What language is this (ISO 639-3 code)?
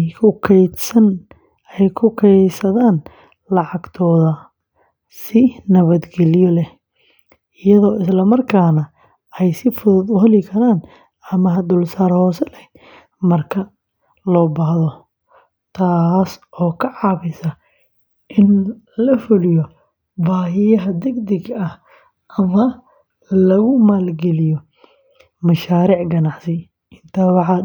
som